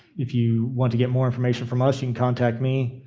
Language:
English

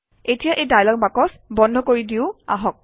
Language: Assamese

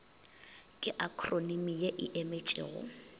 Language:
Northern Sotho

